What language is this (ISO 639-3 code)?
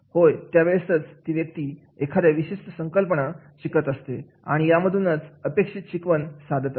mar